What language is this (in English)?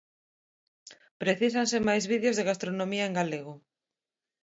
Galician